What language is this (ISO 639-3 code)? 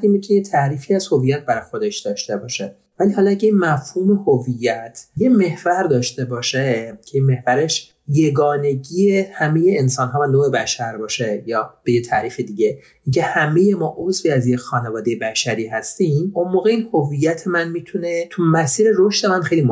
fas